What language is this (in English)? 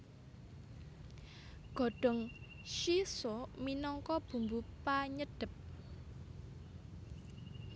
Javanese